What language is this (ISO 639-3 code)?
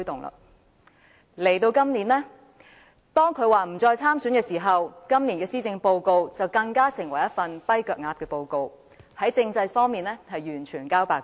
yue